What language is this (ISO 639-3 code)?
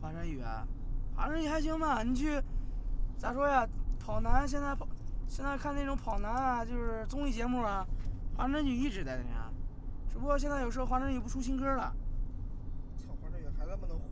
zho